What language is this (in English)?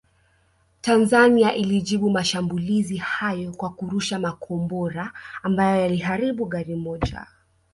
Swahili